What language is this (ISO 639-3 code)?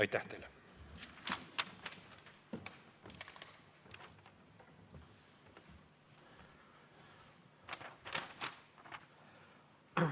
est